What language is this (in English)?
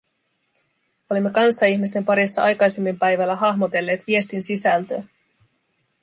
Finnish